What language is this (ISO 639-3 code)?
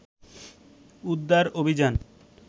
ben